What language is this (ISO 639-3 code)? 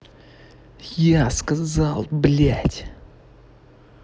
rus